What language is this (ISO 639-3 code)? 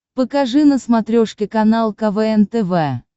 rus